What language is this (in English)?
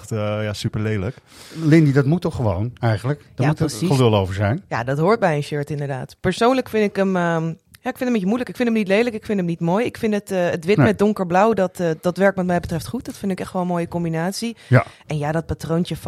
Dutch